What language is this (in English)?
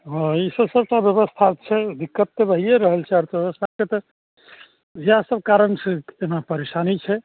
Maithili